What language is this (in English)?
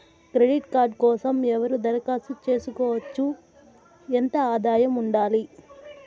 Telugu